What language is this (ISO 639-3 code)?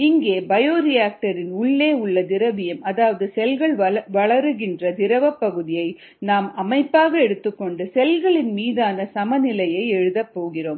tam